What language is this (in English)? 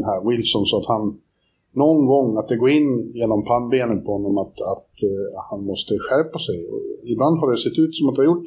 Swedish